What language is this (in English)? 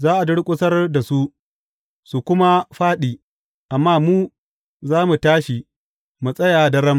Hausa